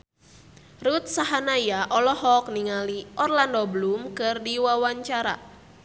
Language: Sundanese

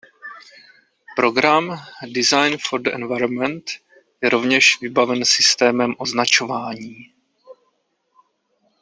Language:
Czech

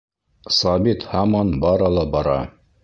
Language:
Bashkir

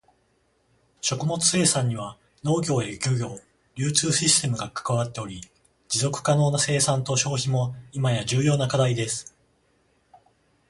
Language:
Japanese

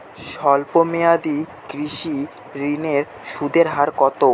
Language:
Bangla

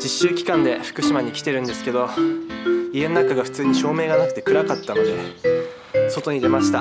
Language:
Japanese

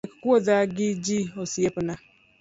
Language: Luo (Kenya and Tanzania)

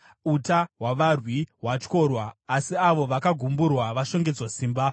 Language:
Shona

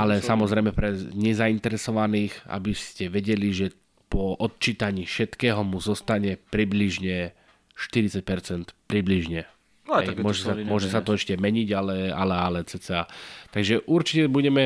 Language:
Slovak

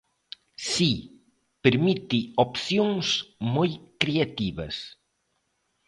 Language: Galician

